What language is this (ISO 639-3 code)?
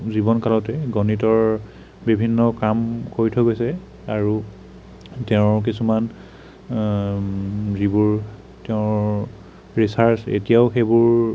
asm